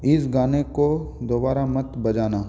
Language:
Hindi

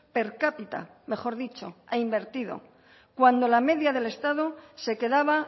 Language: Spanish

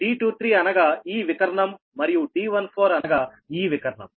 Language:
Telugu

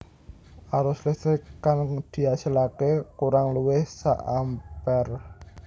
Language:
Javanese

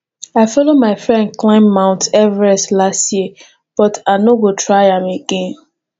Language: Nigerian Pidgin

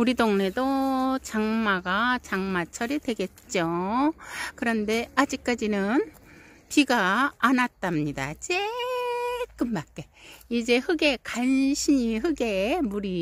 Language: Korean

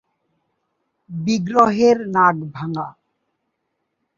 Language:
Bangla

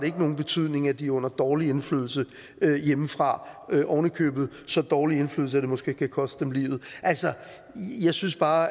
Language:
Danish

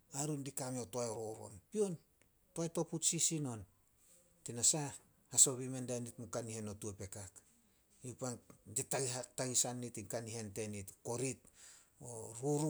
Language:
Solos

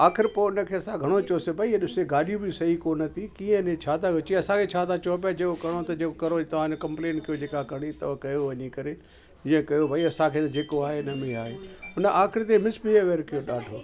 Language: Sindhi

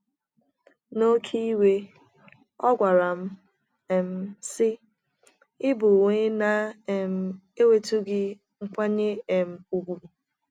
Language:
Igbo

